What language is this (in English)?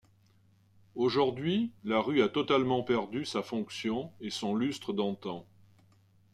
French